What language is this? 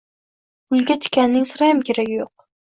Uzbek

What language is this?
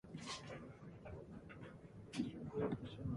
Japanese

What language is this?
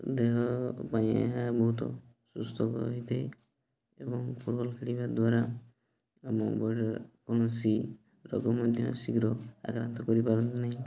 Odia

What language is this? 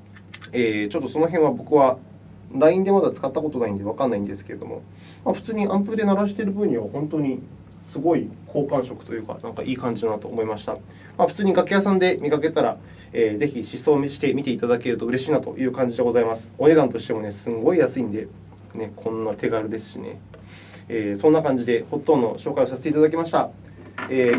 Japanese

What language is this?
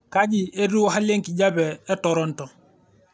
Masai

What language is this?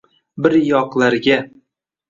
Uzbek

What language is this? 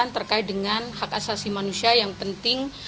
Indonesian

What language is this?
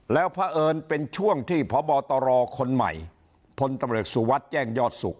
Thai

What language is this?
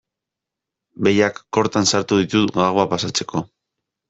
Basque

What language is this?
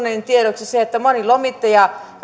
Finnish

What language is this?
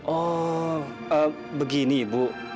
Indonesian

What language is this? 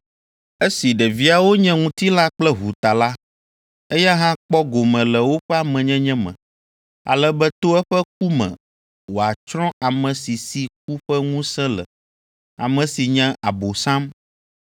Ewe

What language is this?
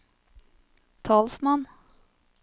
Norwegian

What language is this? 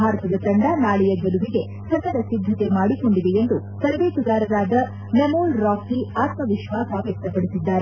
Kannada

